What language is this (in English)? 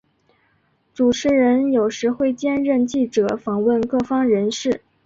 Chinese